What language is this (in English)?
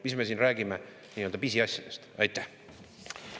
Estonian